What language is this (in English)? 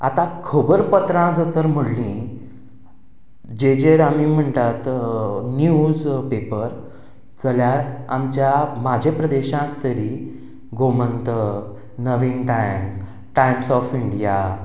Konkani